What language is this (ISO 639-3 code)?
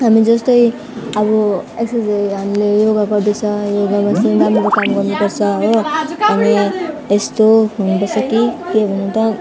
nep